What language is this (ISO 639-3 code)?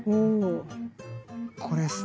jpn